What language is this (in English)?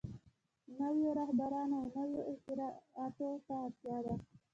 Pashto